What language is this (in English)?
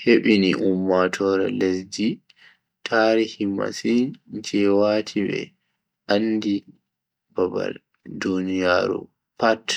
Bagirmi Fulfulde